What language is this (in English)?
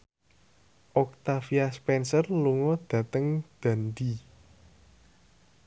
Javanese